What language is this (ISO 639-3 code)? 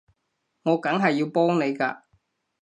yue